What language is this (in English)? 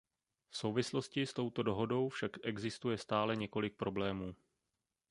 Czech